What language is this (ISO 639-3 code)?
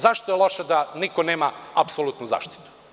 srp